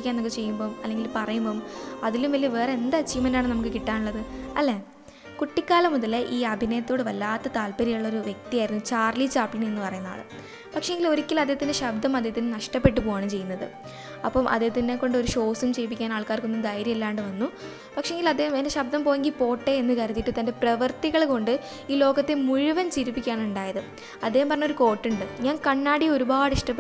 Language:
Malayalam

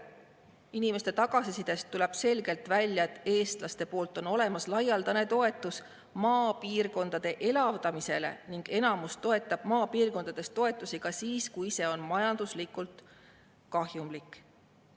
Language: Estonian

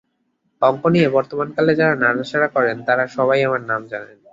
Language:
Bangla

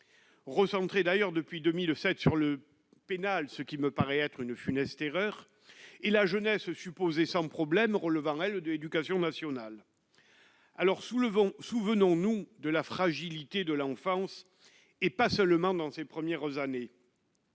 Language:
French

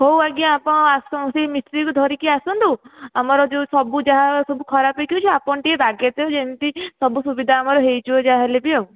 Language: Odia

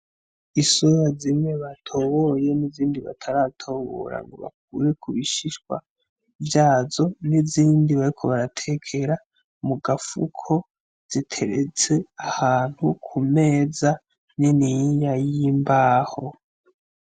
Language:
Rundi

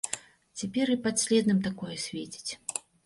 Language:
Belarusian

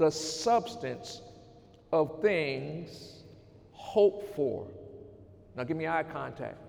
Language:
English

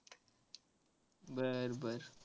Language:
Marathi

